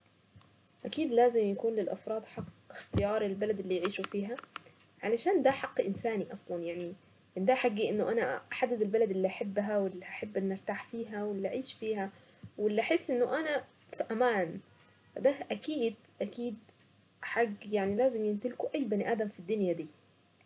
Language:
Saidi Arabic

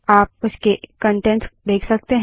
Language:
Hindi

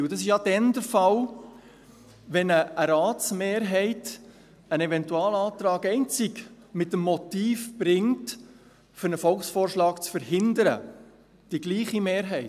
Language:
Swiss German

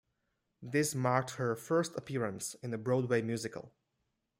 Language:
English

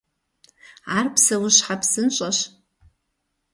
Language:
Kabardian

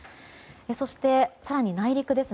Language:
Japanese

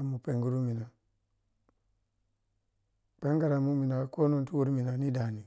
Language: Piya-Kwonci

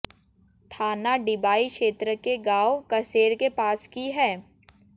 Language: Hindi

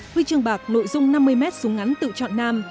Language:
Vietnamese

